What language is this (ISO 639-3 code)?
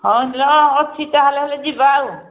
ori